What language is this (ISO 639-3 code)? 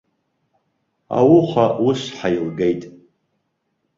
abk